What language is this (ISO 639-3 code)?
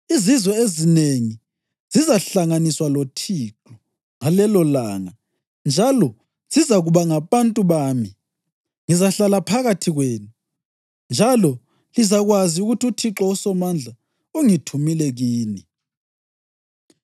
nde